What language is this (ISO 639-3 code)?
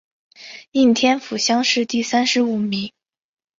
zho